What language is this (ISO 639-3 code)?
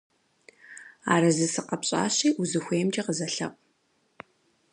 kbd